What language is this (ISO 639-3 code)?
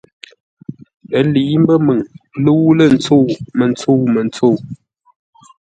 nla